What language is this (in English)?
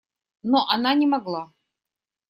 Russian